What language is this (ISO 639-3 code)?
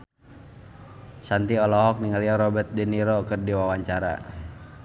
sun